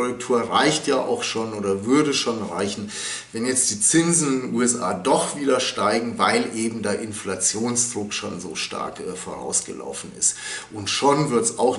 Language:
German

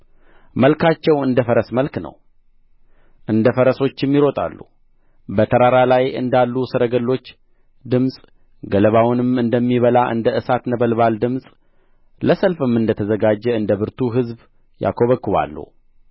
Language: Amharic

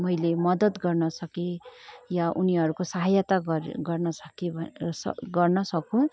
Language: Nepali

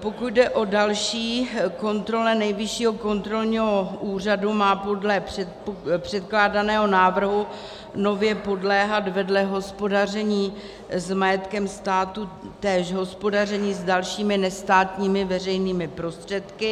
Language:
Czech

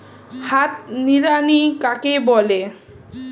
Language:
Bangla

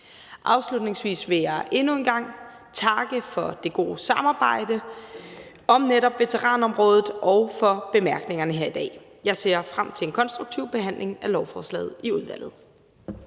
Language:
Danish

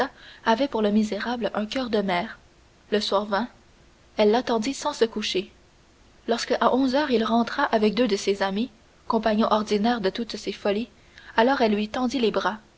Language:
French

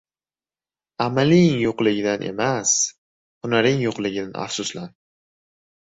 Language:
Uzbek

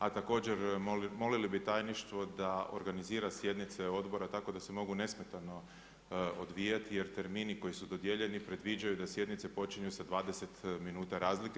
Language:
Croatian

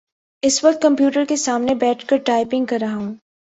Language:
Urdu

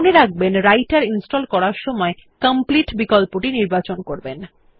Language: Bangla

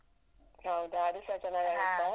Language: Kannada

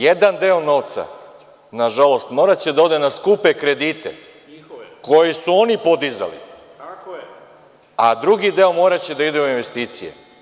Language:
Serbian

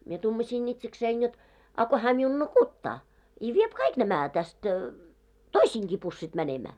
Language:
Finnish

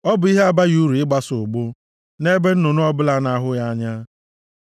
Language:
Igbo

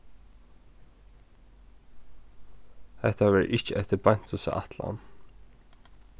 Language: Faroese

